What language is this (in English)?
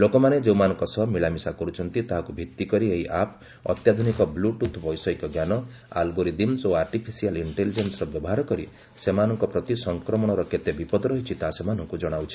Odia